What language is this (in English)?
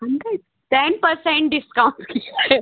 Hindi